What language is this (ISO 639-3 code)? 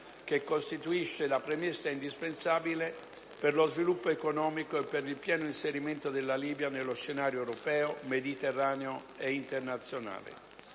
ita